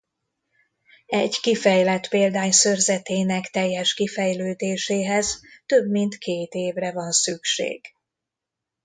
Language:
Hungarian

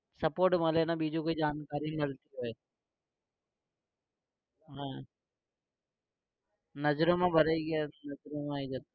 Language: Gujarati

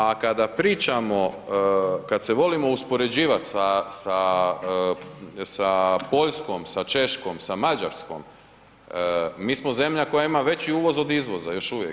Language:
Croatian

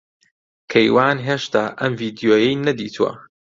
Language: Central Kurdish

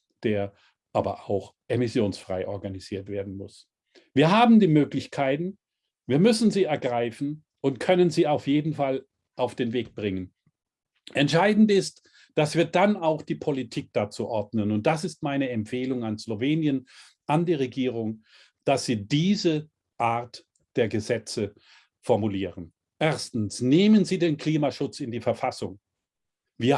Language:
German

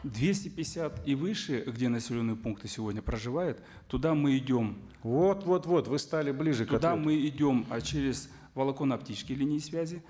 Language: Kazakh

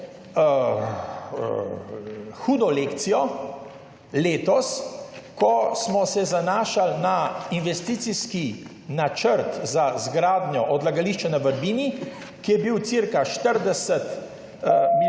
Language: Slovenian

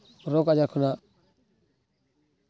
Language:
Santali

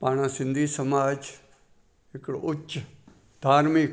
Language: Sindhi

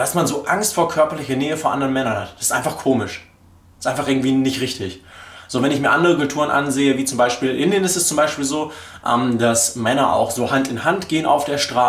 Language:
German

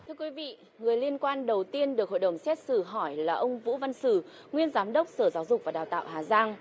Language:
Vietnamese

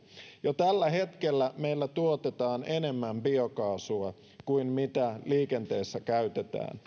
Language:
Finnish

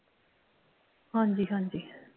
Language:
Punjabi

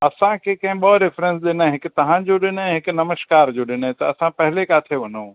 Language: Sindhi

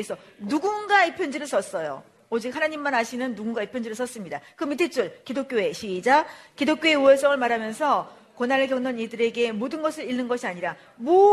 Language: Korean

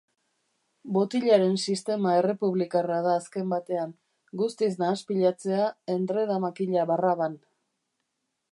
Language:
Basque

